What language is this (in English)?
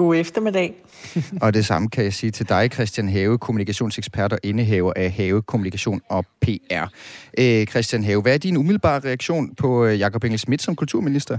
Danish